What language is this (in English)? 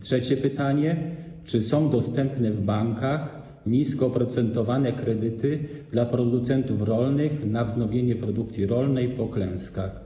Polish